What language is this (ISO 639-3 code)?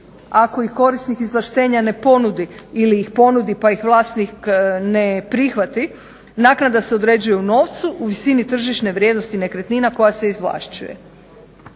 hrv